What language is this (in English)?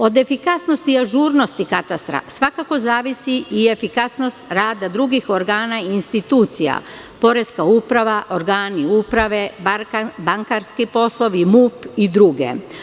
Serbian